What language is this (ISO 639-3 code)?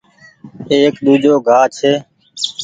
gig